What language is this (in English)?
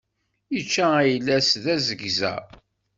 Kabyle